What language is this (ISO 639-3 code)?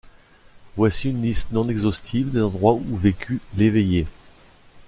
fra